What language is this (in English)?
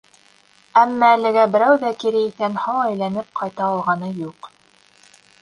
Bashkir